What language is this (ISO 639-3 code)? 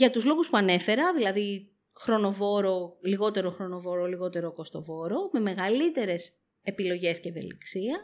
ell